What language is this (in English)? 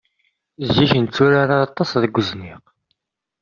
Kabyle